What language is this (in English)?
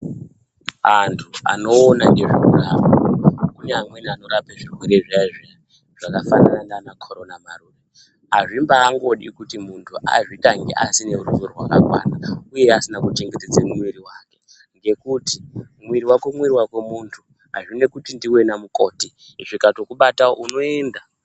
Ndau